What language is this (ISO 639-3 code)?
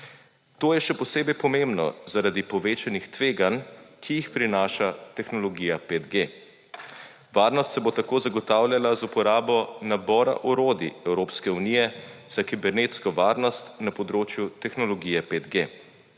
slv